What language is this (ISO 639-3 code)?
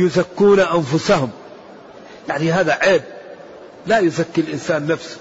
ara